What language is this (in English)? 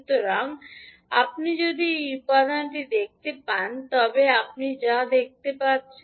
Bangla